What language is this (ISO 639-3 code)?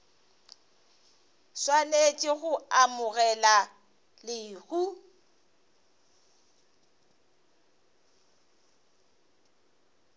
nso